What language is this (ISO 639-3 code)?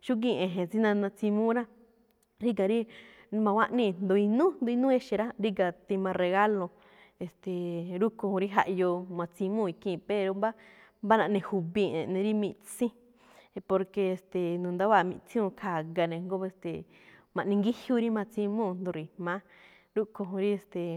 tcf